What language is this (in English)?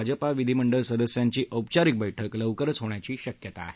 Marathi